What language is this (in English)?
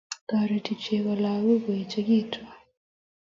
Kalenjin